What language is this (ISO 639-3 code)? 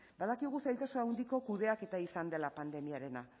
eus